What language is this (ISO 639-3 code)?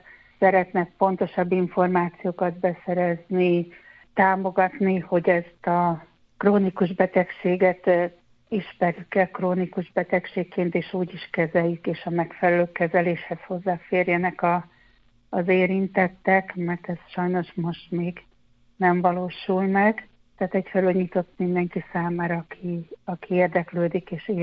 hun